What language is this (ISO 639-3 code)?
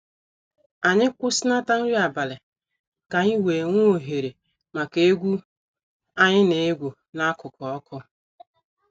ibo